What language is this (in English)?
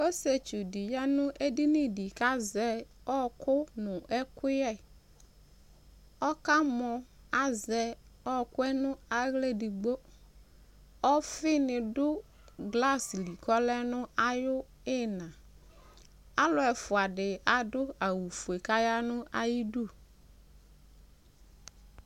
Ikposo